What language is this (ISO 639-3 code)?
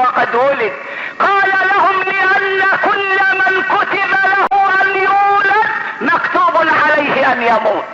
ara